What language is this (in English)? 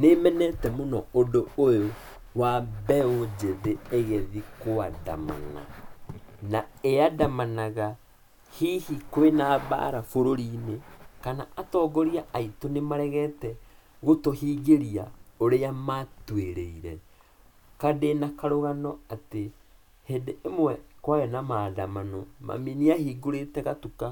Kikuyu